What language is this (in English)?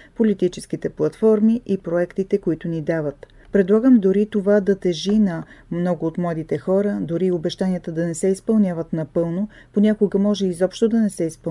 Bulgarian